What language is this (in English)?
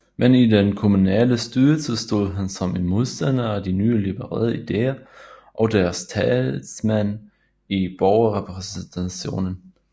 Danish